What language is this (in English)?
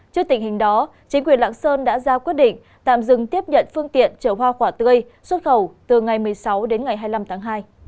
Vietnamese